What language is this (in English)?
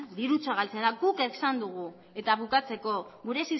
Basque